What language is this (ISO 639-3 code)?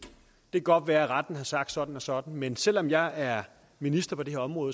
dan